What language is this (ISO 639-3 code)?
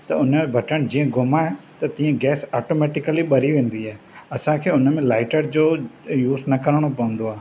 snd